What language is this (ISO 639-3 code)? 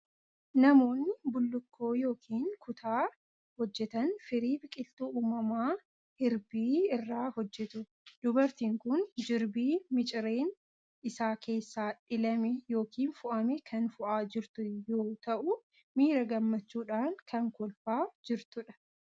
orm